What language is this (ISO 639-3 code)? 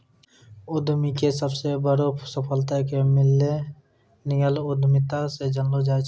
mai